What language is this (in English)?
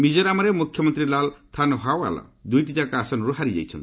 Odia